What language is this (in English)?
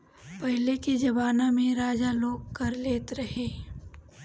Bhojpuri